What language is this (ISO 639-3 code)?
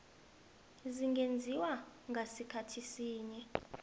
nbl